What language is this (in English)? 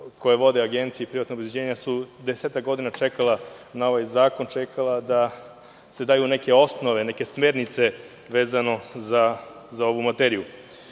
Serbian